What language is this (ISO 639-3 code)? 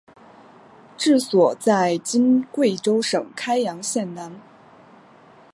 zho